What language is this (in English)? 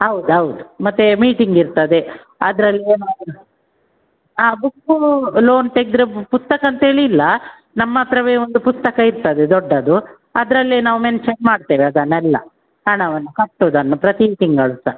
Kannada